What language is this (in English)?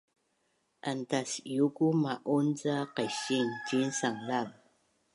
Bunun